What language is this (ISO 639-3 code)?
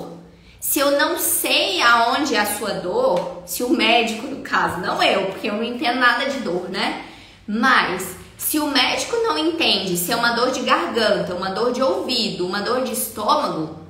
por